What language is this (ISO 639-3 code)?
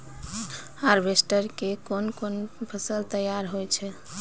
mai